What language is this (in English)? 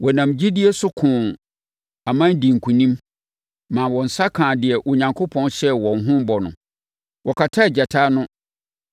Akan